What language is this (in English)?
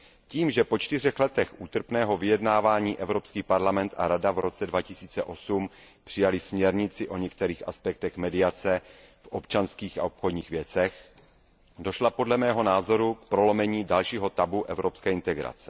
Czech